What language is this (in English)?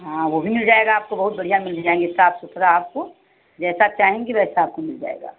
Hindi